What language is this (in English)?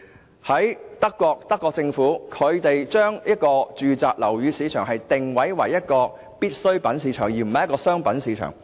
Cantonese